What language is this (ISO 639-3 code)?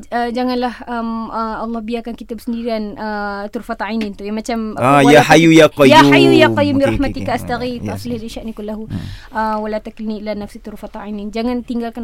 msa